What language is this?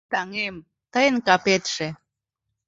Mari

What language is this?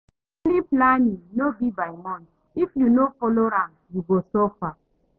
Nigerian Pidgin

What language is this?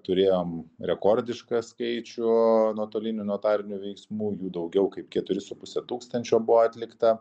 Lithuanian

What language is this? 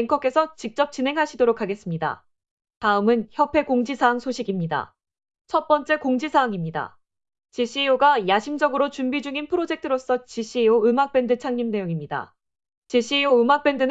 Korean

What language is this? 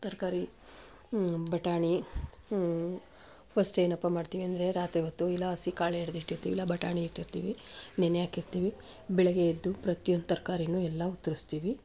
Kannada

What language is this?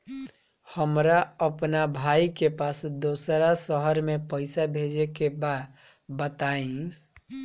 Bhojpuri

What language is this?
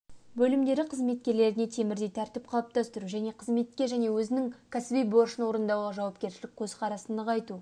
Kazakh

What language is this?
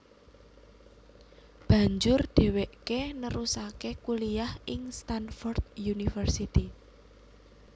Javanese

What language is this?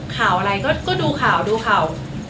Thai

